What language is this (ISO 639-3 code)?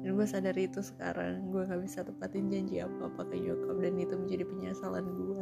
ind